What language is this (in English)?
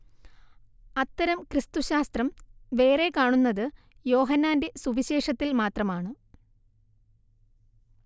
Malayalam